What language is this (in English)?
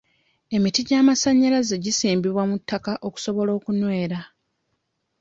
Ganda